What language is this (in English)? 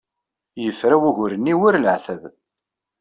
Kabyle